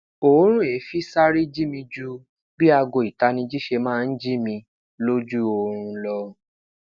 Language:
Yoruba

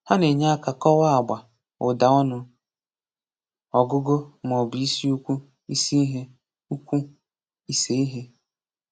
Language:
Igbo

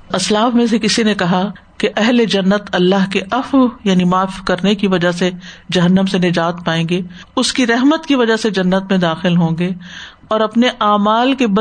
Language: Urdu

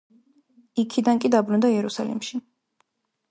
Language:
Georgian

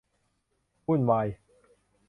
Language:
Thai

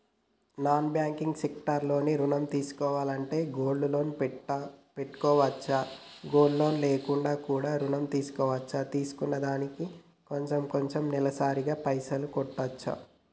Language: Telugu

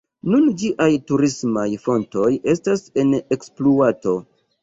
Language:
Esperanto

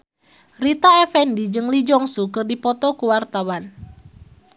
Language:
Sundanese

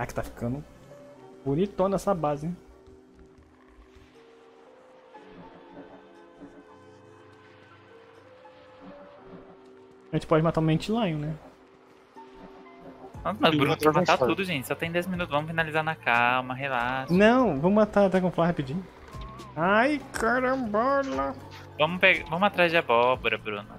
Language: Portuguese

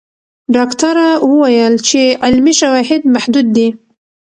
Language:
Pashto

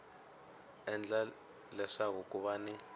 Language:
Tsonga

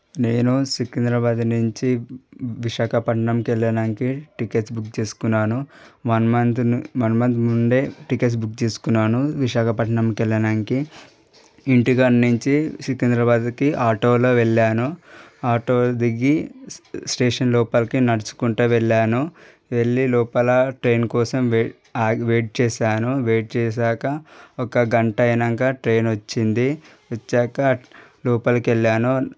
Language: Telugu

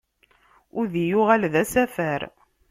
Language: Kabyle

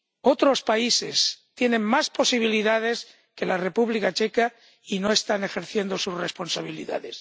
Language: Spanish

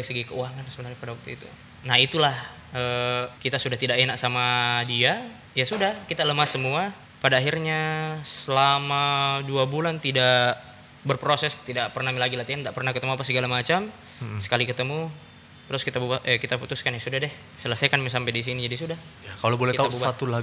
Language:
Indonesian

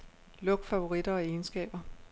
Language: Danish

